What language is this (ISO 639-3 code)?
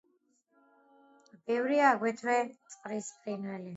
kat